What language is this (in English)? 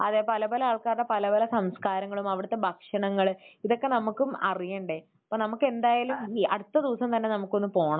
Malayalam